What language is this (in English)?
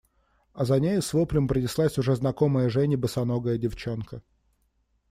Russian